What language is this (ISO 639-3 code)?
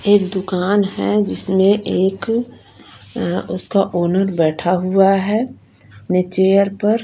hin